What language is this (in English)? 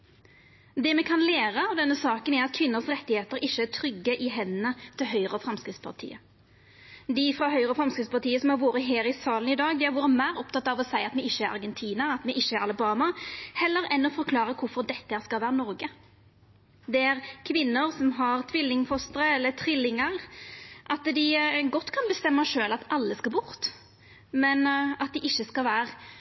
Norwegian Nynorsk